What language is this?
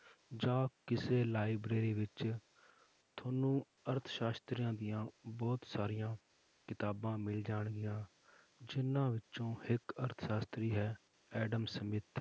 Punjabi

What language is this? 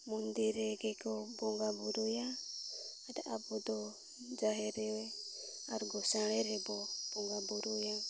Santali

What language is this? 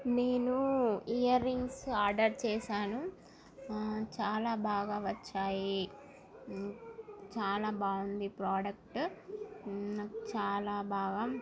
Telugu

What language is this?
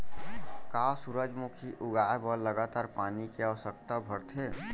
Chhattisgarhi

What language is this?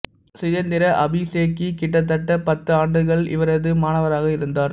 Tamil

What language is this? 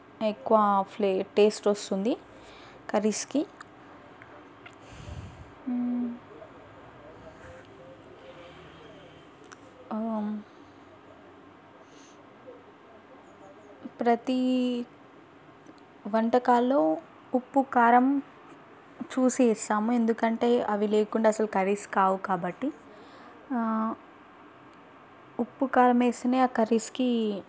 Telugu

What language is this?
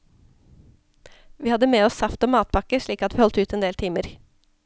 Norwegian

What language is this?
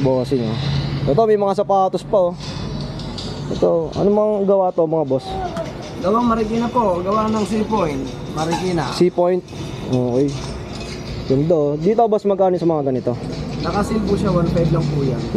Filipino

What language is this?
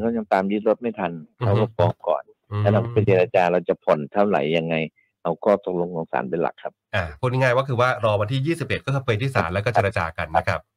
Thai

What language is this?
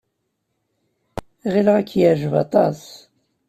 Kabyle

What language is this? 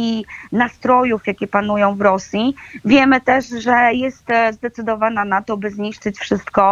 Polish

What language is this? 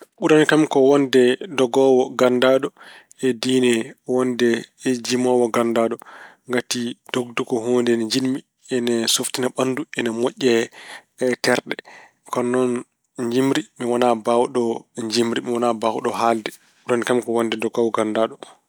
Fula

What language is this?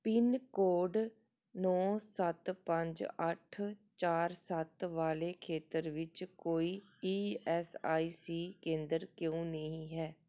Punjabi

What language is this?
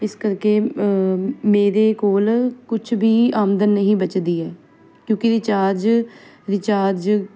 Punjabi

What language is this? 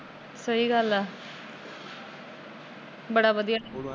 Punjabi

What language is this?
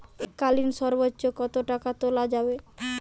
Bangla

